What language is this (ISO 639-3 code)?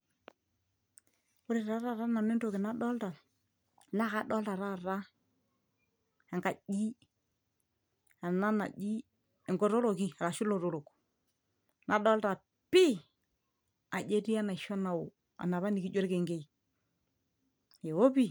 mas